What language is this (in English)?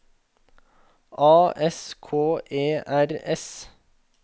Norwegian